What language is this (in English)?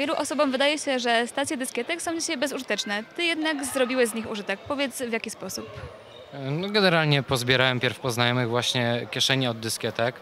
Polish